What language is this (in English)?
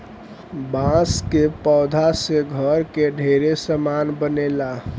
Bhojpuri